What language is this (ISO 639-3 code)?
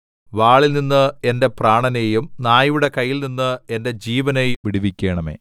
mal